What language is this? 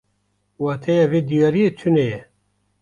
Kurdish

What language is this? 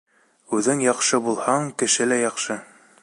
Bashkir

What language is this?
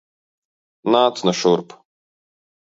Latvian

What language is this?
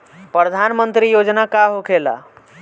Bhojpuri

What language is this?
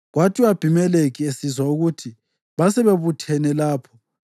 North Ndebele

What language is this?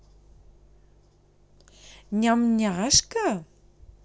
Russian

